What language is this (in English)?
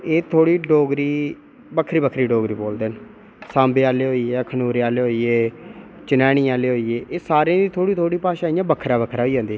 Dogri